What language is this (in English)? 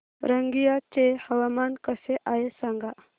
Marathi